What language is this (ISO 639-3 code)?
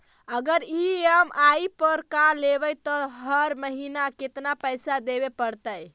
mag